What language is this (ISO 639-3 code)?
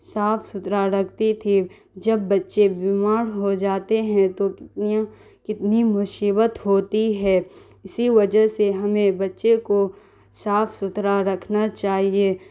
urd